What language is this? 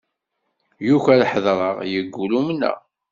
Kabyle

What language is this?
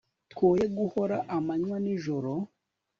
Kinyarwanda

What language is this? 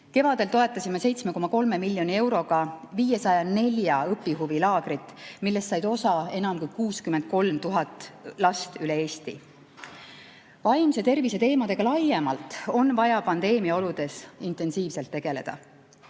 Estonian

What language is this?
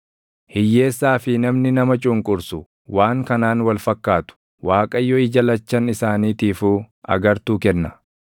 Oromo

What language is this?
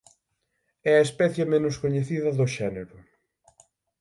Galician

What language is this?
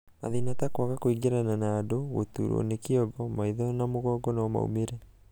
Kikuyu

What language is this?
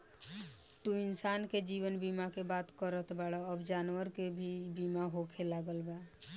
Bhojpuri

